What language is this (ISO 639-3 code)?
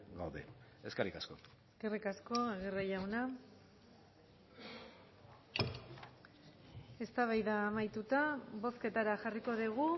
eus